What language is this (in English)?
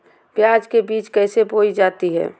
Magahi